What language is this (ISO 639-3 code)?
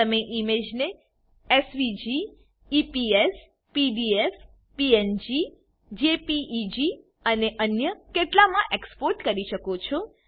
guj